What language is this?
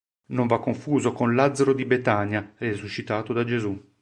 Italian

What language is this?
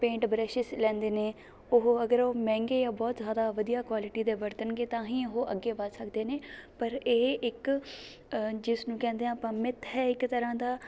Punjabi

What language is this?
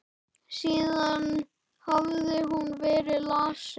Icelandic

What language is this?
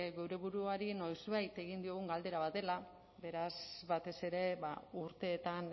Basque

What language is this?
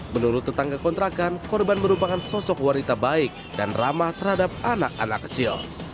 Indonesian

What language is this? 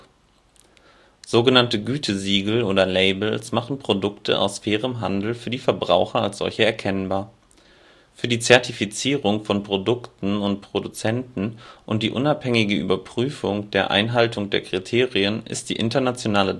German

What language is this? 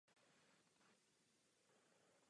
Czech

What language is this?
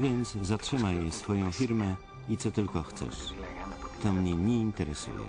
Polish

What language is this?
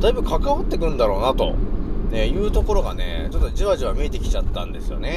Japanese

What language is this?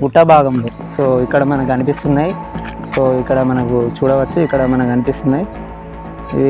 Telugu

